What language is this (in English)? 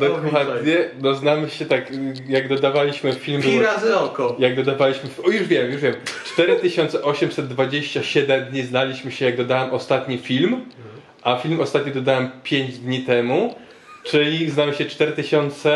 Polish